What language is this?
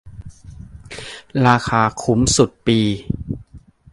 Thai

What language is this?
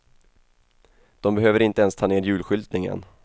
Swedish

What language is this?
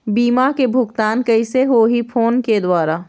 Chhattisgarhi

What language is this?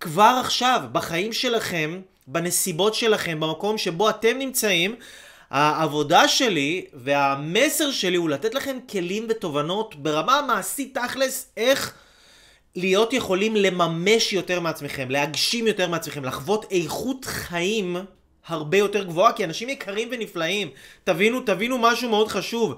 Hebrew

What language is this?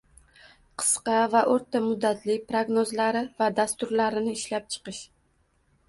Uzbek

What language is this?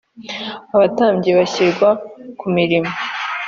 Kinyarwanda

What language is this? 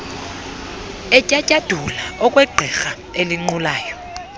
Xhosa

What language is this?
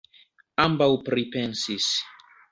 Esperanto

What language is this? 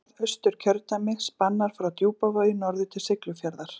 Icelandic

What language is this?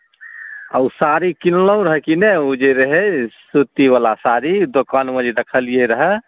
Maithili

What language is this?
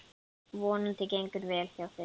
Icelandic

